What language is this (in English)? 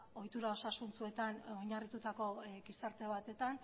Basque